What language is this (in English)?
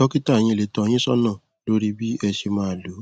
Yoruba